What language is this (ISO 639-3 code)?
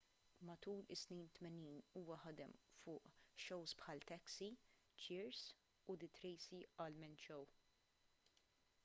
mlt